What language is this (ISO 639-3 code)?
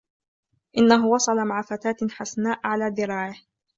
ara